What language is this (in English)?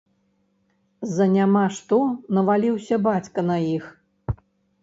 Belarusian